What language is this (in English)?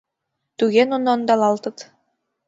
Mari